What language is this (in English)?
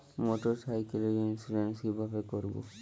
Bangla